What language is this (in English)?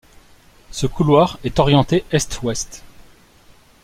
French